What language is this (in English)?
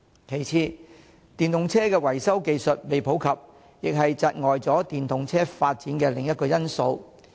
Cantonese